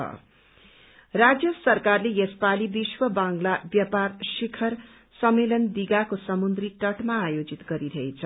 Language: Nepali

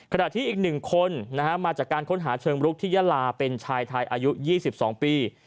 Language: Thai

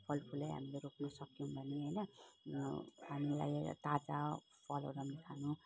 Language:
Nepali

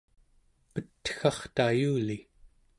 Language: Central Yupik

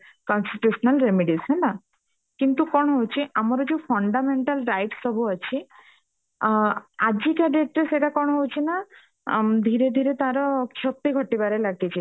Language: Odia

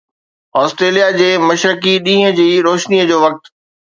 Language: Sindhi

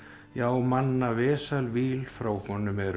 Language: Icelandic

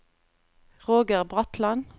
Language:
Norwegian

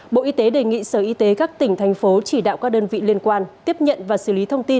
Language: Vietnamese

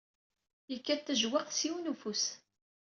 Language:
Kabyle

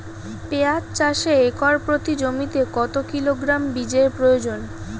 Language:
Bangla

